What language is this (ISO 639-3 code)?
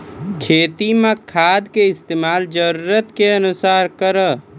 mai